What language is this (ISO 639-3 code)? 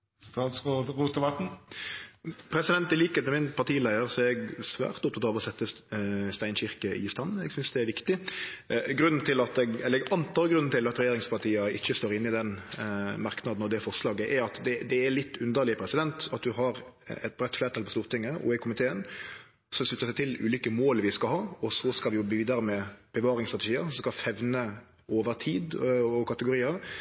nno